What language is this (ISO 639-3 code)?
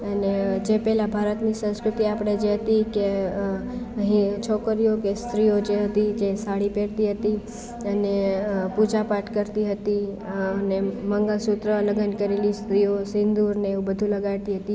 guj